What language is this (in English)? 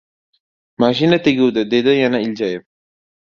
Uzbek